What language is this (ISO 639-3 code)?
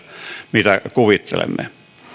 fin